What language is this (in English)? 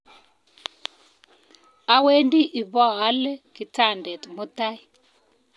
Kalenjin